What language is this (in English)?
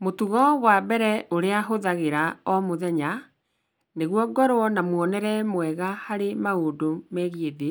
Kikuyu